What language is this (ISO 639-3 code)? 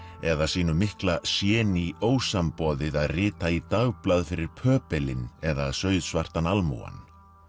isl